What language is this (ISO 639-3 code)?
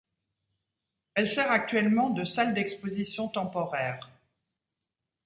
fra